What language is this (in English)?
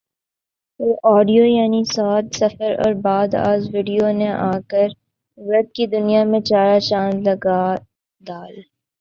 Urdu